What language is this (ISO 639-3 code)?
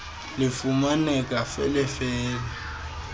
xho